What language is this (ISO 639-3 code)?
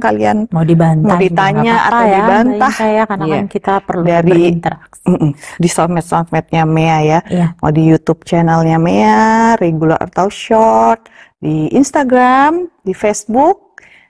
ind